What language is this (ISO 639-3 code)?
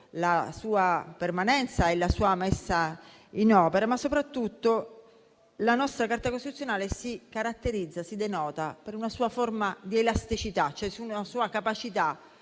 ita